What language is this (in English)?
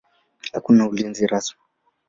Swahili